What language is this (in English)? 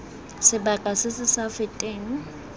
Tswana